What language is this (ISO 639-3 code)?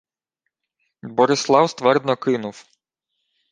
ukr